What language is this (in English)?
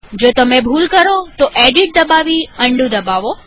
Gujarati